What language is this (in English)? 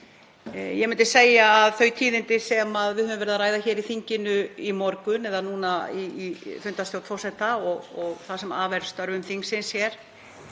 Icelandic